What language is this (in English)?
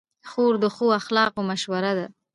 Pashto